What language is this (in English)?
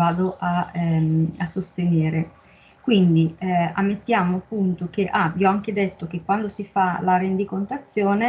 Italian